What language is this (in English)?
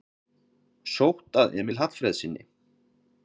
Icelandic